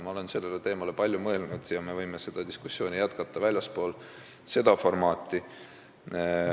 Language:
Estonian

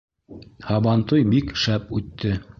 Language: Bashkir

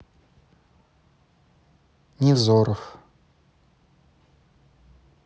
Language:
Russian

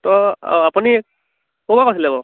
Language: Assamese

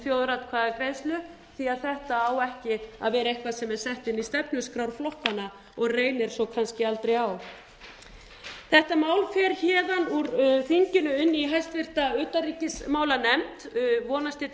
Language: Icelandic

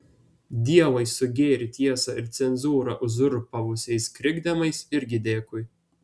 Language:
Lithuanian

